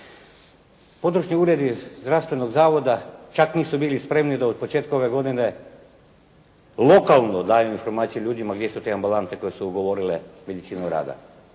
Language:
Croatian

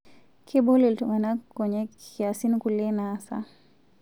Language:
Masai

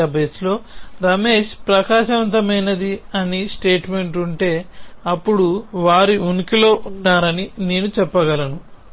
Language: Telugu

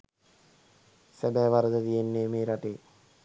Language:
Sinhala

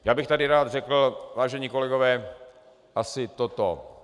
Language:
Czech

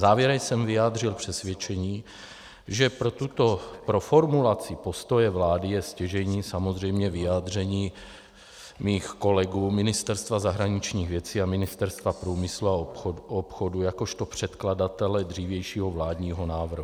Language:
Czech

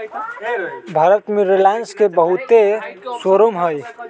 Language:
Magahi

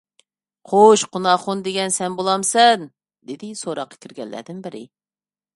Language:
Uyghur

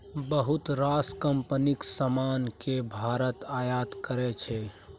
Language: Maithili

